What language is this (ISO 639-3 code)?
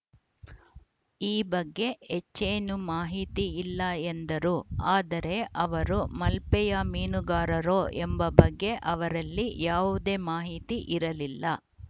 kan